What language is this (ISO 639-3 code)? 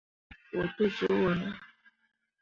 mua